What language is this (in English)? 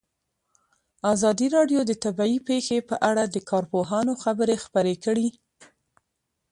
Pashto